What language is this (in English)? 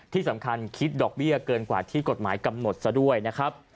Thai